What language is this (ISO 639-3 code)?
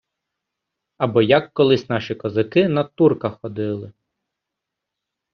ukr